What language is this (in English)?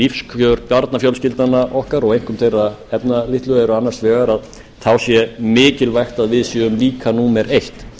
Icelandic